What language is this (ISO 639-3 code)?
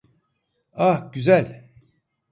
tur